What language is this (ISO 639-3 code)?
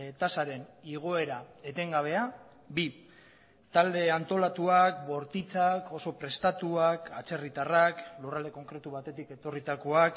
eus